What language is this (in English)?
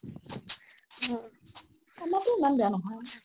Assamese